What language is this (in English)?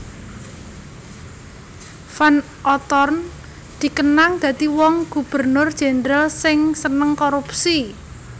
Javanese